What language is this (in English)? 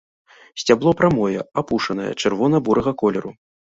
Belarusian